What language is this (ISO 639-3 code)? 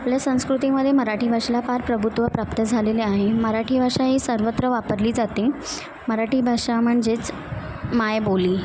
mar